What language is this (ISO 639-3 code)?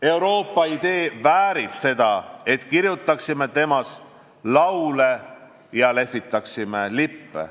est